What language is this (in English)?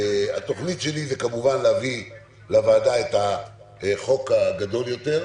Hebrew